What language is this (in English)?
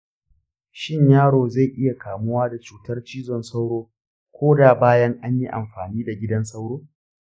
Hausa